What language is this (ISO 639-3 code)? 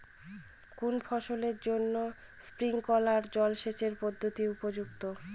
ben